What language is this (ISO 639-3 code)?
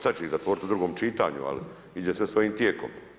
hrv